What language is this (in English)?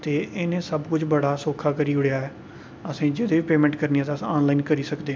Dogri